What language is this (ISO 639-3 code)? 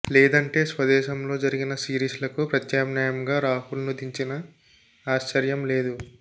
tel